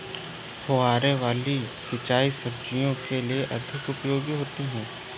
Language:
Hindi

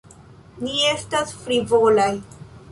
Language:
Esperanto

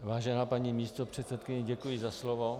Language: Czech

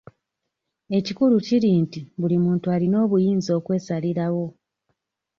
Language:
Ganda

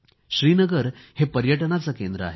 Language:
Marathi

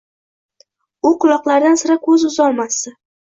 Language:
Uzbek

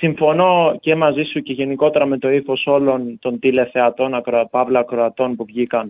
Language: Greek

